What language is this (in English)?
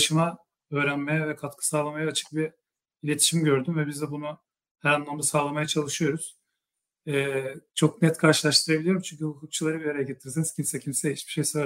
Turkish